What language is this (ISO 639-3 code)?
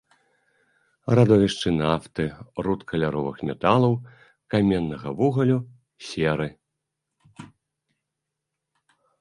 bel